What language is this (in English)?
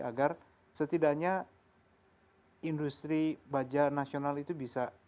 Indonesian